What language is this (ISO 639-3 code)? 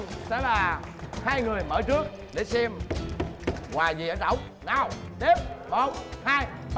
vie